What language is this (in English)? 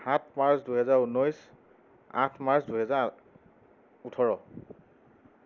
Assamese